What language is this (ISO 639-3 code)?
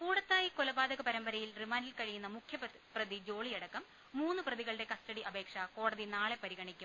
mal